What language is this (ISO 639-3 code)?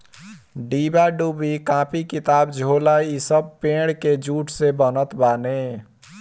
bho